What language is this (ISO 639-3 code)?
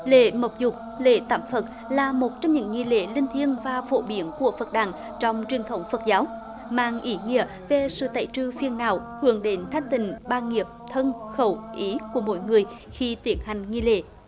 vie